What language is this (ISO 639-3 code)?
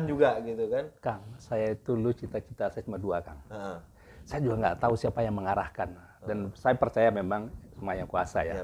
ind